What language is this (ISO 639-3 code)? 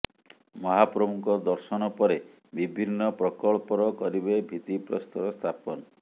ori